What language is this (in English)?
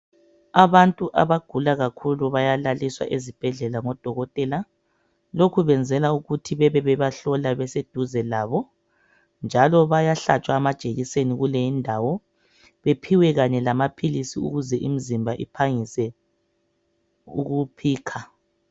North Ndebele